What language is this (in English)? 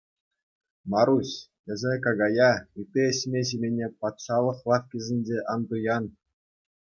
Chuvash